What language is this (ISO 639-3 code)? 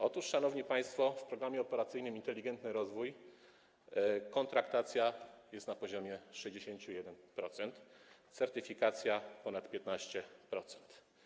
pol